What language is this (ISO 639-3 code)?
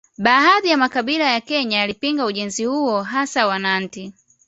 swa